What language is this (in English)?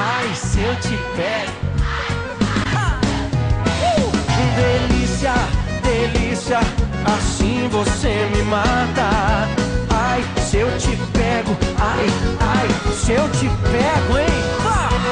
Portuguese